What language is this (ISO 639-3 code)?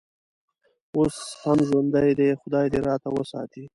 pus